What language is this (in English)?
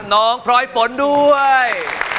Thai